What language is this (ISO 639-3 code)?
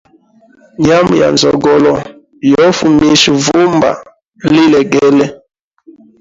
hem